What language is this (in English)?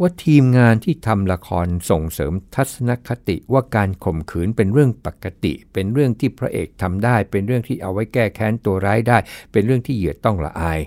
Thai